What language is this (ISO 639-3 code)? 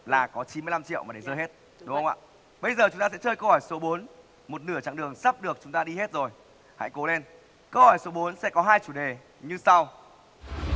vie